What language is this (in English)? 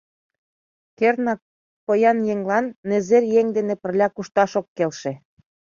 Mari